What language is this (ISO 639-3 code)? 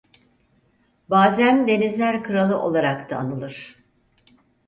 tur